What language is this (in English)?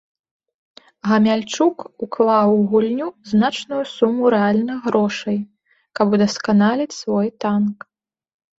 Belarusian